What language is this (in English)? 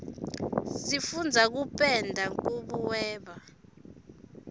Swati